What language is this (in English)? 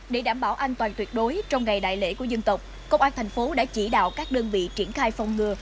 Vietnamese